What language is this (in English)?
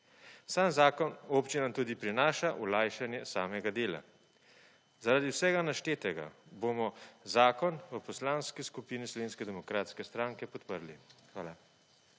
Slovenian